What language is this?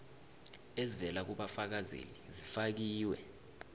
South Ndebele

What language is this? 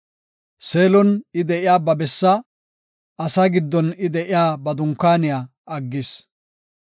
Gofa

